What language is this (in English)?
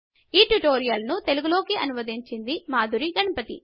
Telugu